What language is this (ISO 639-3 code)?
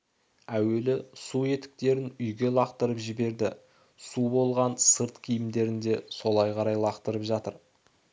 kaz